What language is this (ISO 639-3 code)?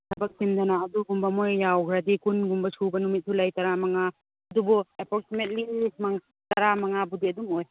mni